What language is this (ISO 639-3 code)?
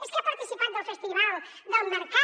cat